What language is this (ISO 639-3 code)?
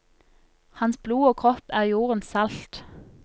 nor